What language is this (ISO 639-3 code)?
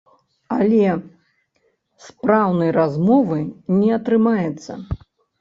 bel